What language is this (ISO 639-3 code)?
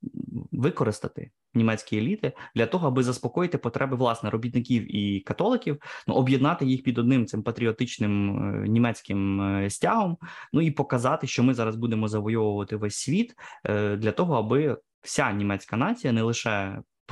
ukr